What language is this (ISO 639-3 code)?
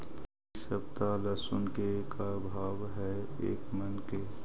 mag